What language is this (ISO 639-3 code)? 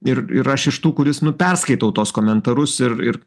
lit